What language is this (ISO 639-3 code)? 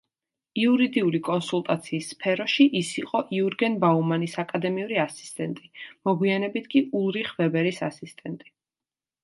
kat